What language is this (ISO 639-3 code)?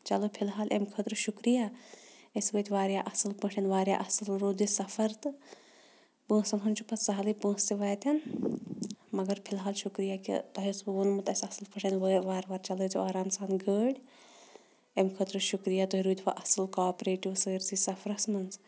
kas